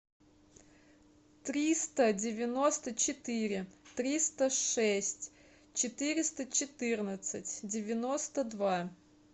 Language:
Russian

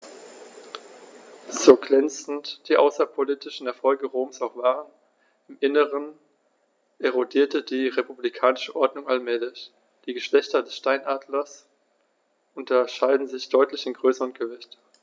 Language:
German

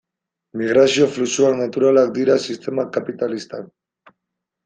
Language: Basque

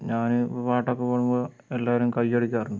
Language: Malayalam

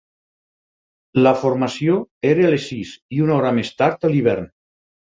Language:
Catalan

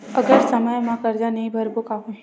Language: Chhattisgarhi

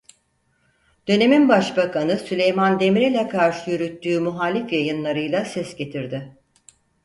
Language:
Turkish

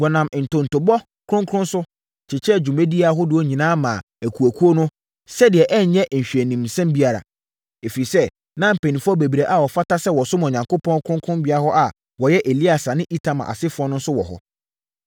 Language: Akan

